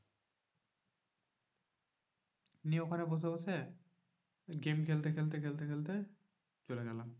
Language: Bangla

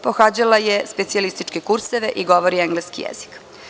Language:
Serbian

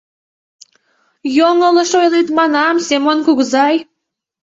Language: Mari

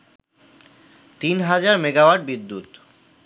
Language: Bangla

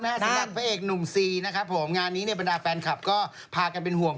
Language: Thai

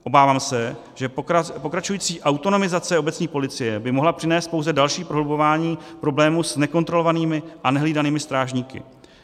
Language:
Czech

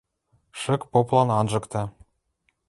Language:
Western Mari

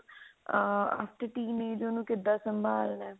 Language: Punjabi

